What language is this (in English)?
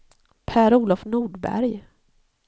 Swedish